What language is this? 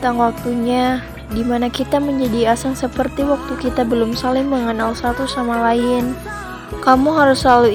Indonesian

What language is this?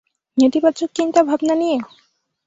Bangla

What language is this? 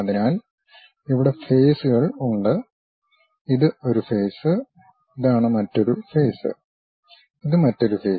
Malayalam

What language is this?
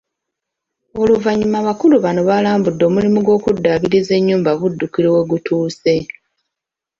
Ganda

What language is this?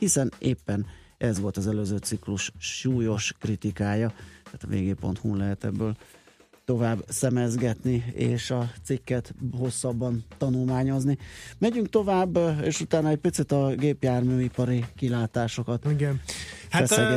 Hungarian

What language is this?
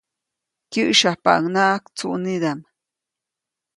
Copainalá Zoque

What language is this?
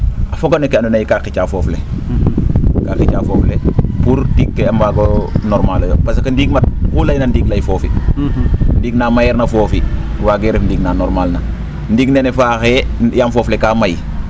Serer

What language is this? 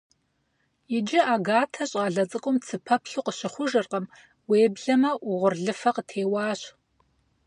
Kabardian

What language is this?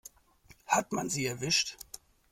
German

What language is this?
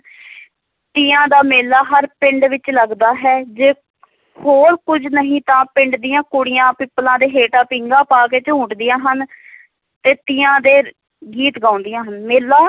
Punjabi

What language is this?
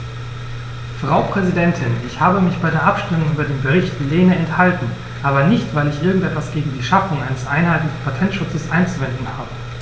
German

